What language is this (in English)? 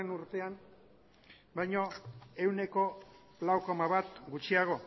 Basque